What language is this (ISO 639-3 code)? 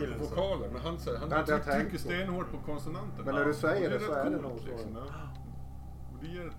swe